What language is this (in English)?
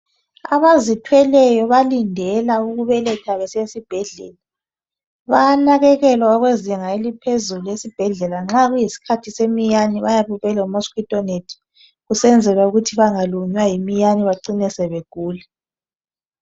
North Ndebele